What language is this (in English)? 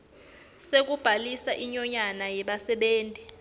Swati